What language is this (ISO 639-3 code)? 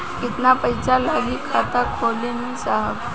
bho